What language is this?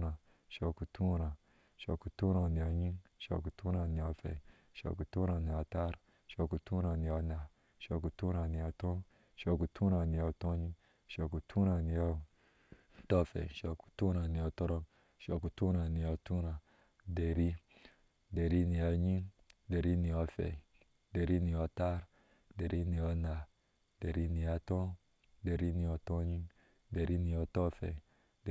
Ashe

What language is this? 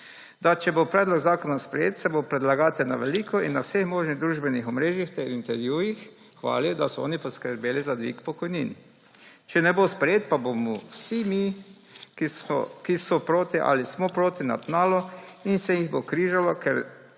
Slovenian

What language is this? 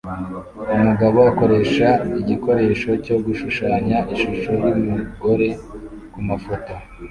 Kinyarwanda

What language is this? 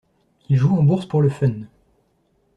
French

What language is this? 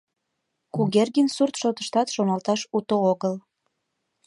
Mari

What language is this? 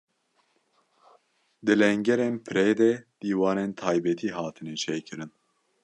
Kurdish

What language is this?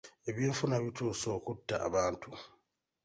Ganda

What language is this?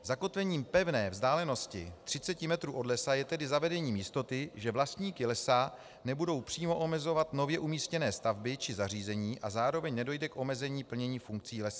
Czech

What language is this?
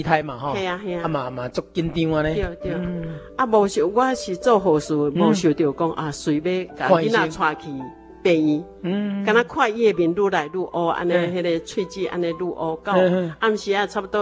Chinese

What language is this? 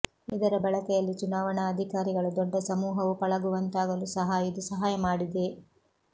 Kannada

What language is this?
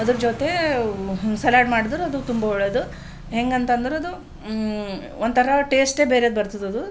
Kannada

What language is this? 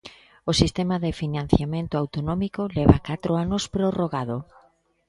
Galician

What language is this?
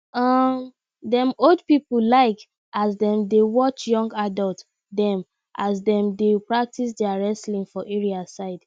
Nigerian Pidgin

